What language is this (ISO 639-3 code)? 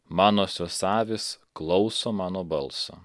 lit